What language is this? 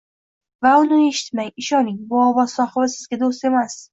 Uzbek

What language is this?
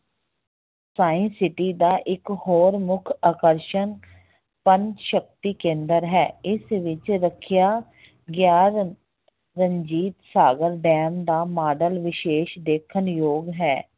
Punjabi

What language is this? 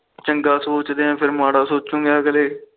Punjabi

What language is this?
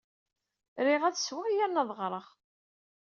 Kabyle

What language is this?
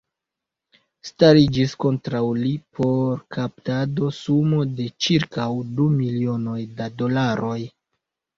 Esperanto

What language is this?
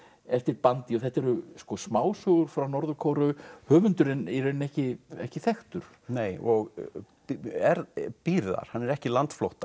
Icelandic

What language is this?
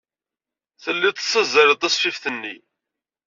Kabyle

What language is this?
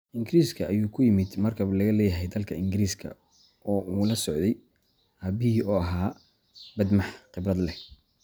Somali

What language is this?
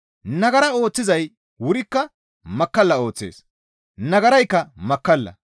Gamo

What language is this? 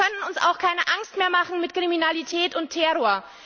German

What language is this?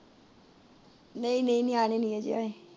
Punjabi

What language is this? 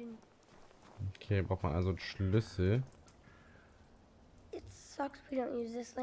German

